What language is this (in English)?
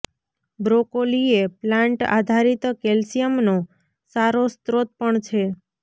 Gujarati